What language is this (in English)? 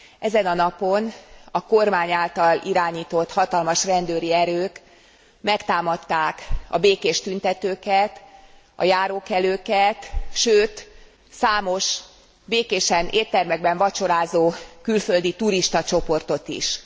Hungarian